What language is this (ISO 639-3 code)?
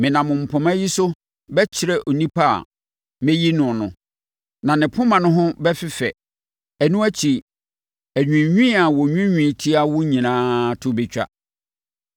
aka